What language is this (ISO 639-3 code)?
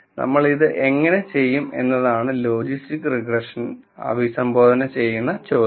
mal